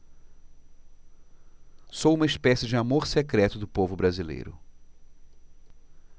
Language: Portuguese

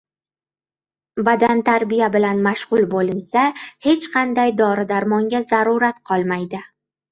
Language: Uzbek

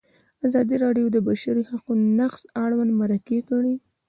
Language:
Pashto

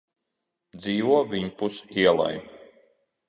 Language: Latvian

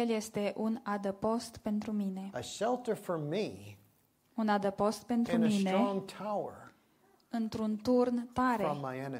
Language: Romanian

